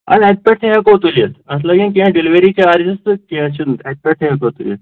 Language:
Kashmiri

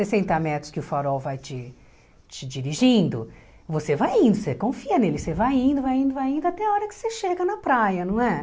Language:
Portuguese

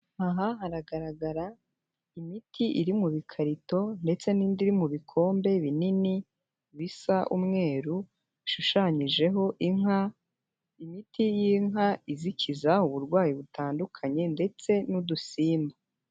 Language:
Kinyarwanda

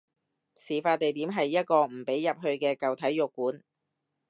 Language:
Cantonese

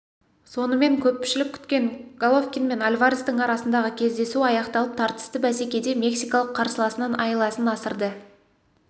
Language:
Kazakh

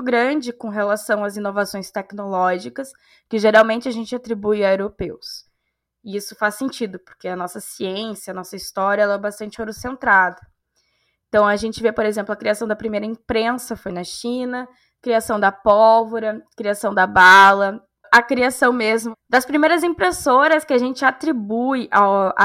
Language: Portuguese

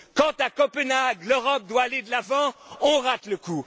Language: French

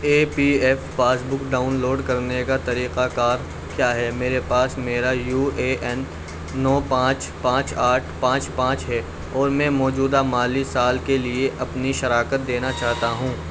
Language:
Urdu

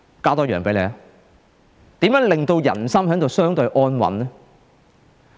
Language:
Cantonese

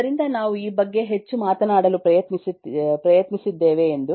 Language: Kannada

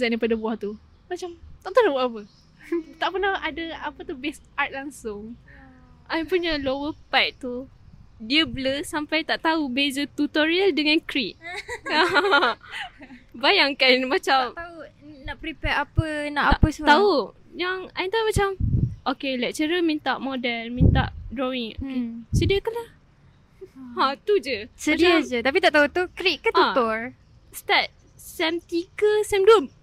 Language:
Malay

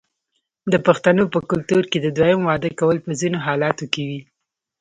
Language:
Pashto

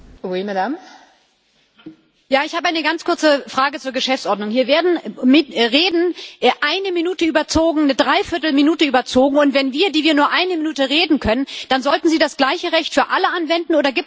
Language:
German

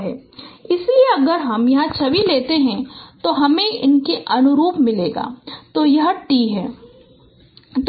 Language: Hindi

